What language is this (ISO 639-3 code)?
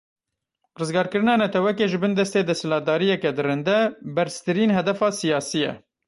kur